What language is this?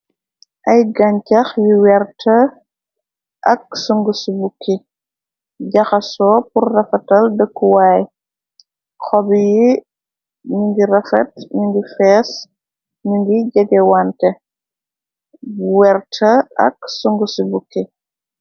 Wolof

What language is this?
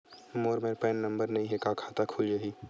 Chhattisgarhi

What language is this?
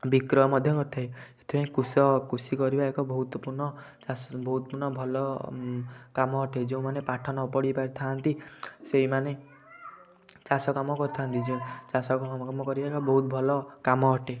Odia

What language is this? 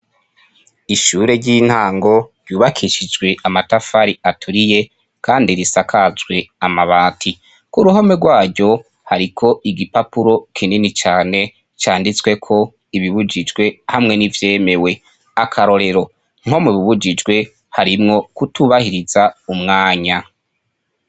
Rundi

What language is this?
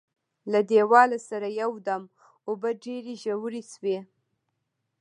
Pashto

